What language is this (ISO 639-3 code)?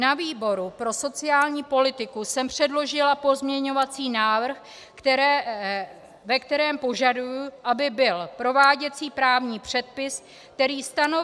ces